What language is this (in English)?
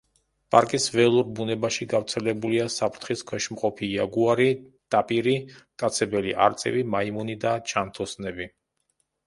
Georgian